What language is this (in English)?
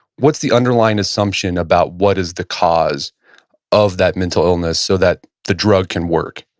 English